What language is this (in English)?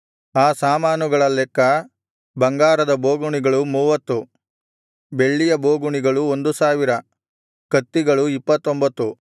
Kannada